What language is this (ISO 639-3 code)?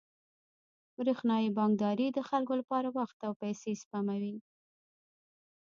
pus